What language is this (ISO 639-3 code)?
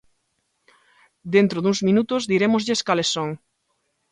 glg